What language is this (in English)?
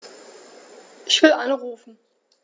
German